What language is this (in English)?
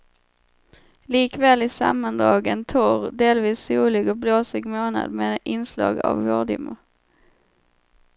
Swedish